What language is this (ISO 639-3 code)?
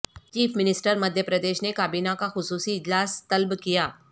urd